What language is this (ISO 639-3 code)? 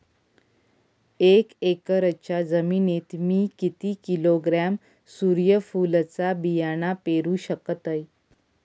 mar